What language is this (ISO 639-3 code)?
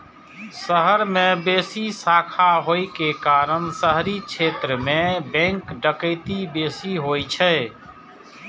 mai